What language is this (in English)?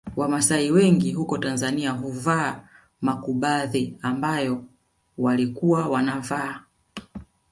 Swahili